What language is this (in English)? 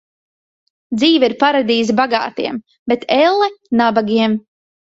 Latvian